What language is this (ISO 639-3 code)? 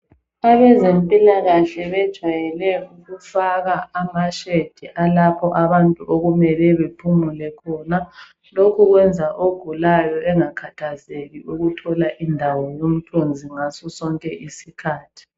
nde